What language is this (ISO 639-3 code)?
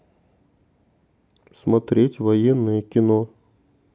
rus